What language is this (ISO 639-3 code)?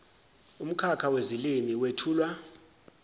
zul